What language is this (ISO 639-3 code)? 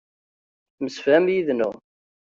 kab